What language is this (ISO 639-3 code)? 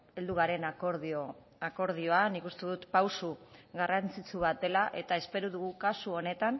eus